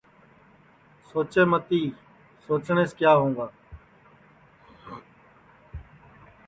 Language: Sansi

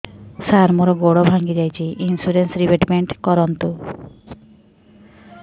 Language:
Odia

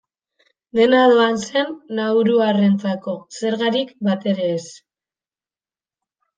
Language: Basque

